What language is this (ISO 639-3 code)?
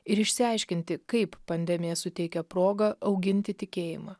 lit